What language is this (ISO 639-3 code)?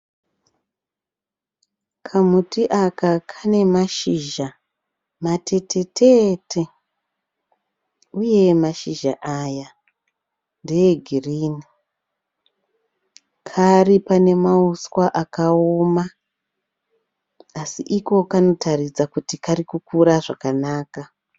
sna